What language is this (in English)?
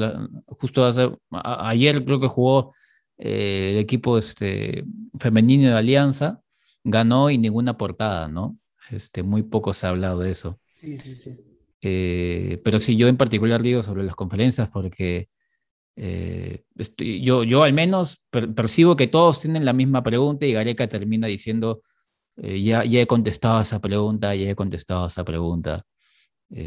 Spanish